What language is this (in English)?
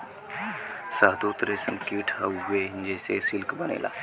Bhojpuri